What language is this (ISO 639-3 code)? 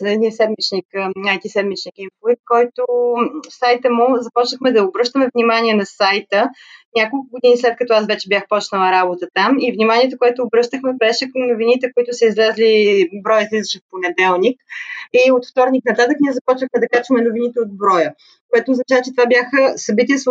bul